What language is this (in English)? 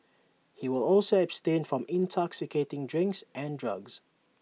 English